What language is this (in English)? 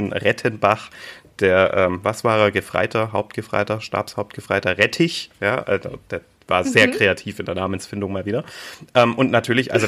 German